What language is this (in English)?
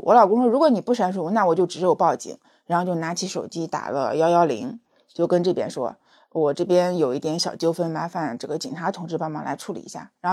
Chinese